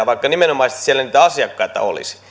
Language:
Finnish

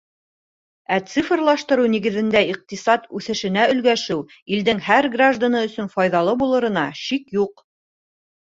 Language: Bashkir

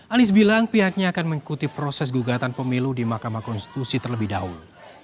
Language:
Indonesian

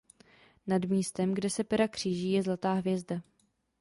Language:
Czech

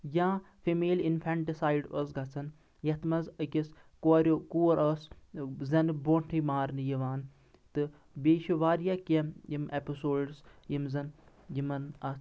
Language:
Kashmiri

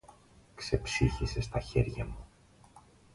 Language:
Greek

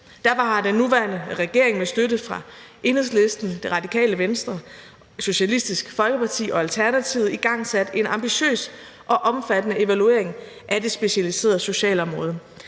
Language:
Danish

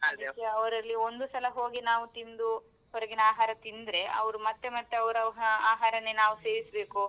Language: Kannada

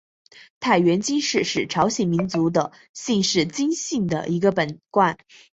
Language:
Chinese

